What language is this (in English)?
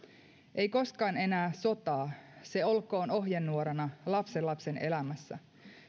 Finnish